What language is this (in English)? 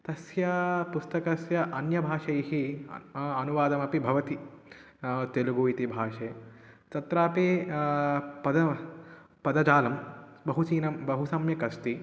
Sanskrit